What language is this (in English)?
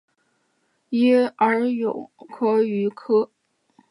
Chinese